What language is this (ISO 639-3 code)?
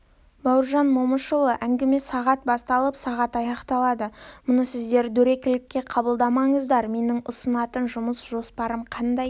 kaz